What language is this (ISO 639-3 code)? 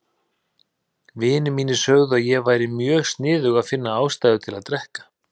isl